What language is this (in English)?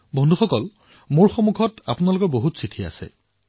Assamese